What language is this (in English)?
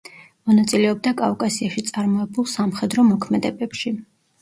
Georgian